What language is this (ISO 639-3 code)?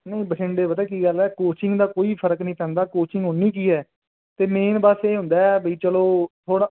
pan